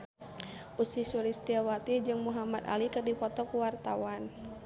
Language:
Sundanese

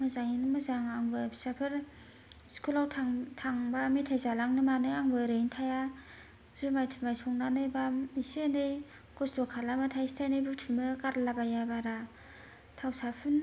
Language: Bodo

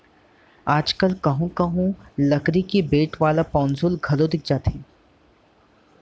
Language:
Chhattisgarhi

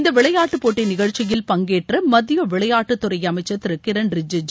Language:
Tamil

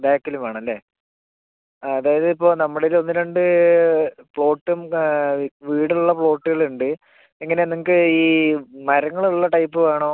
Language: Malayalam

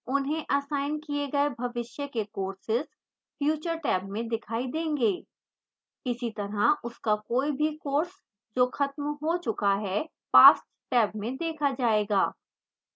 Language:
Hindi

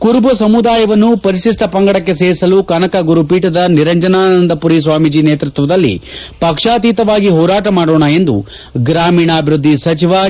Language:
Kannada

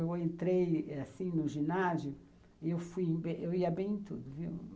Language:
Portuguese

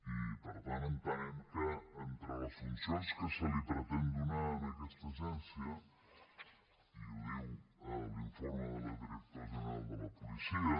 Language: Catalan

